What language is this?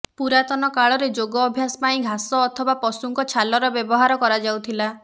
Odia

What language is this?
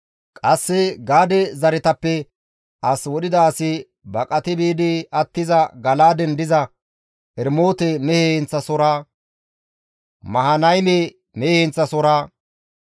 Gamo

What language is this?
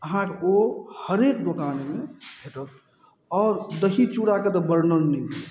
Maithili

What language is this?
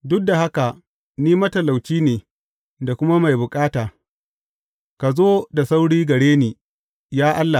Hausa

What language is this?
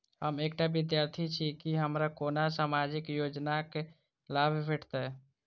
Maithili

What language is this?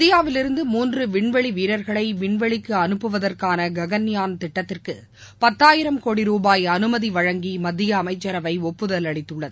Tamil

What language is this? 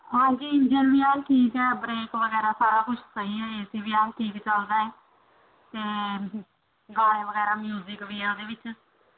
Punjabi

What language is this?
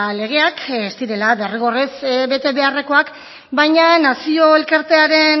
Basque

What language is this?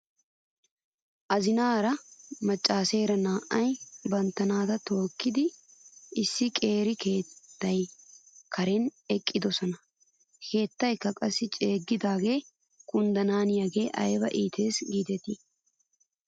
Wolaytta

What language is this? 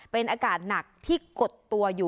Thai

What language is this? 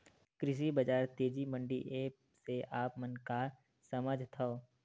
Chhattisgarhi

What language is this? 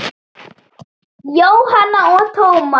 Icelandic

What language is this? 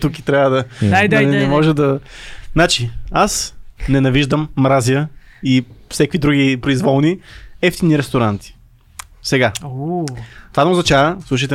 Bulgarian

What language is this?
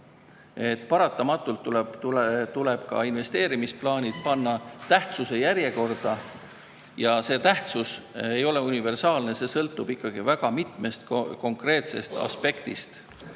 Estonian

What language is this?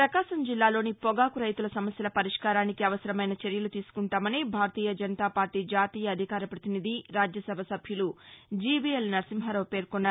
Telugu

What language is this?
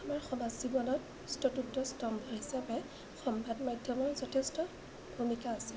Assamese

